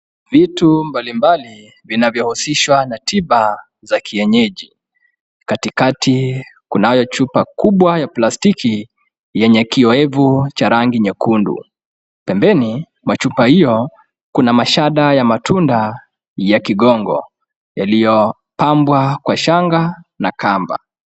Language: Swahili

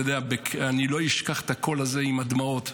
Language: Hebrew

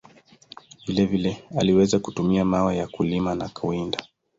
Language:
Swahili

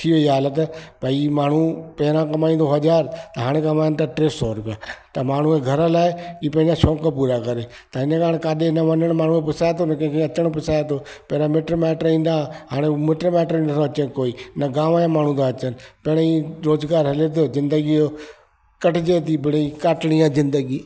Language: Sindhi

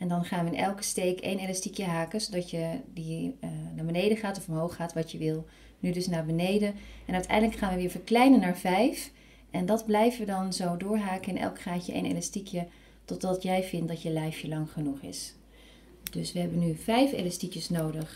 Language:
Dutch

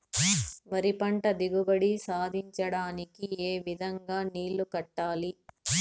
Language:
Telugu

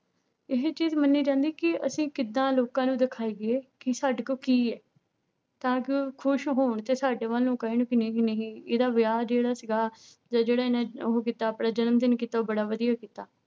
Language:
Punjabi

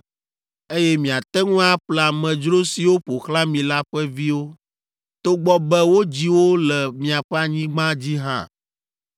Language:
Ewe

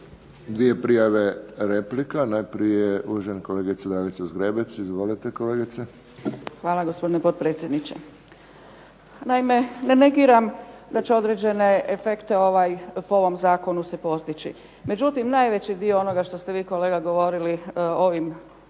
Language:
Croatian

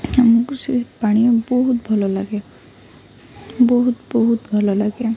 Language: Odia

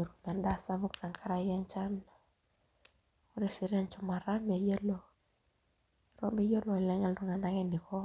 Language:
Masai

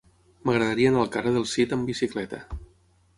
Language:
Catalan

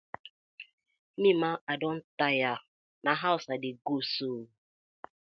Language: Nigerian Pidgin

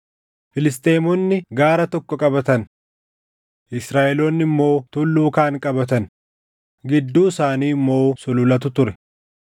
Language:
Oromo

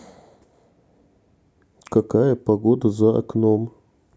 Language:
Russian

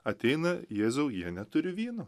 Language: Lithuanian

